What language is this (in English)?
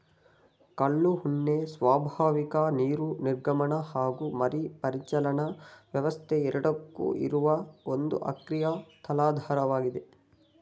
Kannada